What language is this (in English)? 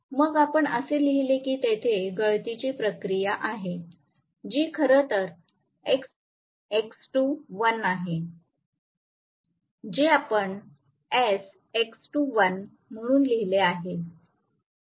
Marathi